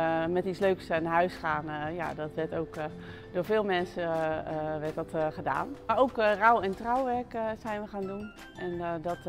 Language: Dutch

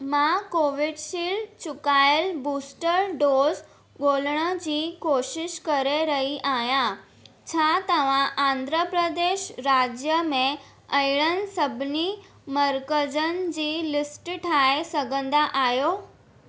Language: Sindhi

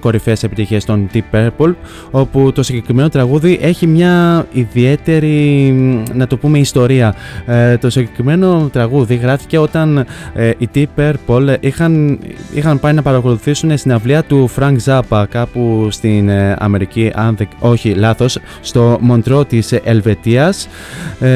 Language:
Greek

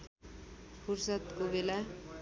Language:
Nepali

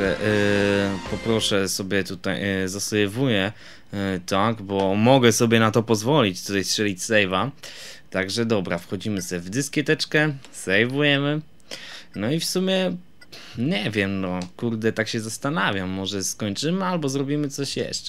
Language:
Polish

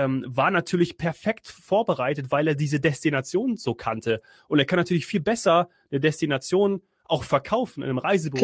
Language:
German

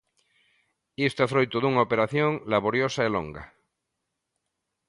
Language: Galician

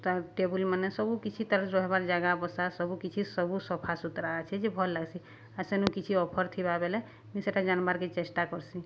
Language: Odia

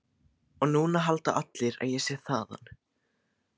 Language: Icelandic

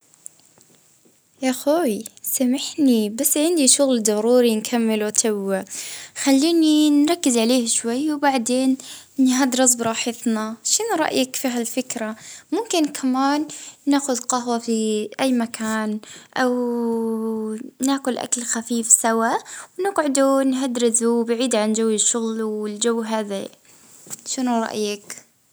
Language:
Libyan Arabic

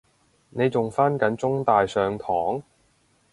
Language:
Cantonese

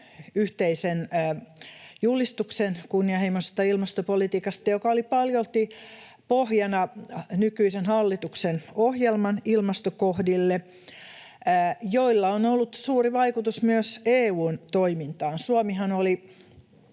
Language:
Finnish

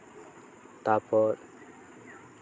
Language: Santali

